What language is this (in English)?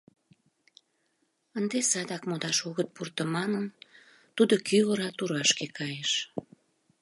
Mari